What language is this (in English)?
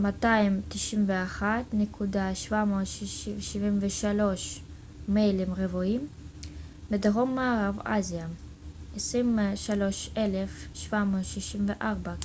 Hebrew